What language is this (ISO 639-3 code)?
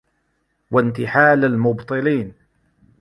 ara